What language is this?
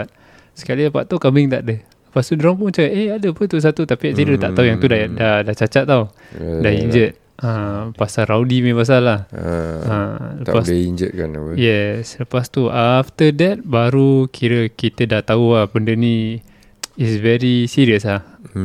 Malay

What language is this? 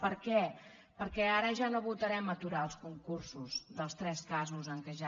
Catalan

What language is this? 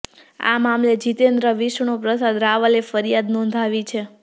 Gujarati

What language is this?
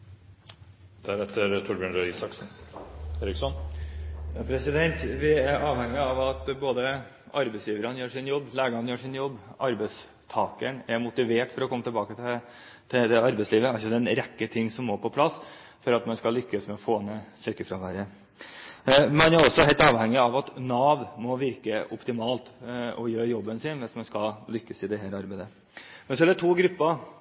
Norwegian Bokmål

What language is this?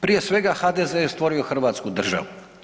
Croatian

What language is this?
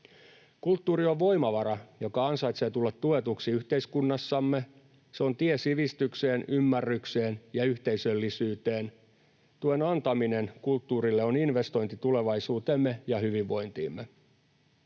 Finnish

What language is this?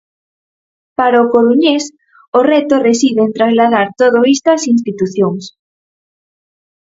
Galician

